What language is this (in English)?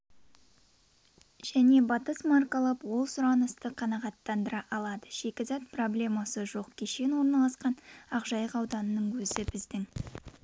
Kazakh